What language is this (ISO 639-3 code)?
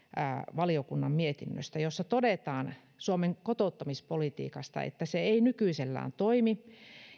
fin